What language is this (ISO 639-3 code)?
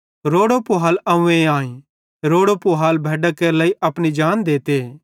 bhd